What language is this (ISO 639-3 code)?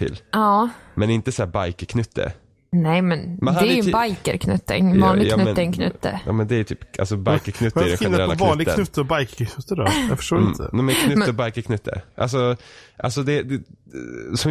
swe